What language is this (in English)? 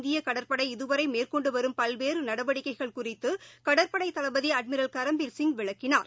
Tamil